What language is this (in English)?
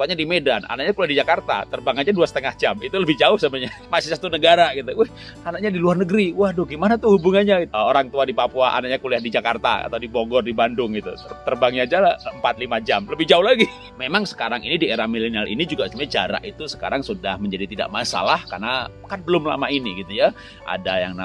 Indonesian